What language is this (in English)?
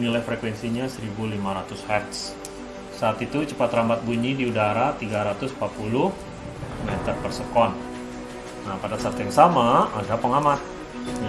Indonesian